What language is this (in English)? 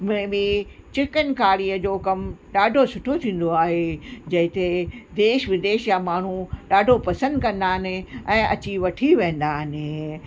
Sindhi